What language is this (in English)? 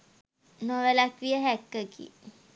Sinhala